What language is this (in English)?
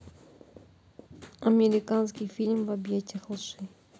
Russian